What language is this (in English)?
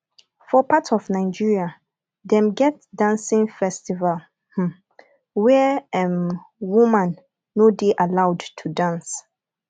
Nigerian Pidgin